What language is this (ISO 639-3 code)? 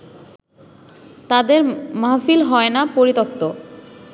ben